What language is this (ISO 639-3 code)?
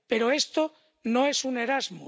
spa